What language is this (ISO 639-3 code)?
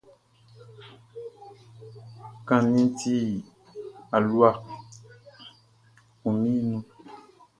bci